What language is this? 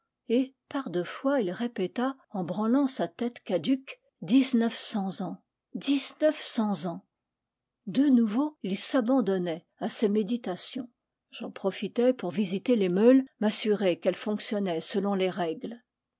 French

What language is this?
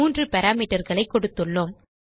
Tamil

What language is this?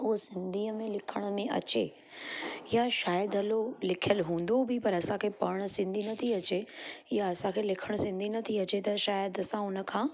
Sindhi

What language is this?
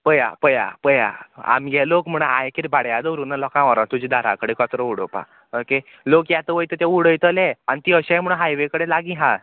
Konkani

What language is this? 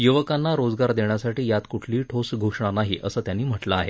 Marathi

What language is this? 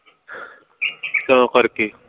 Punjabi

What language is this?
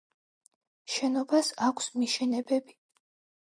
Georgian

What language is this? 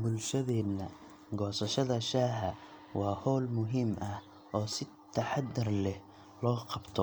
Somali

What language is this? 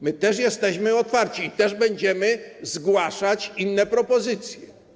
Polish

